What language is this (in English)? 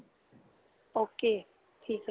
Punjabi